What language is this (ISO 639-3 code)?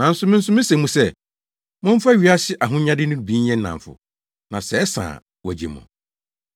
aka